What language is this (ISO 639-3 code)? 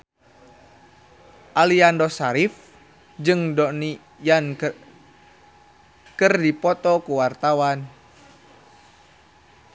sun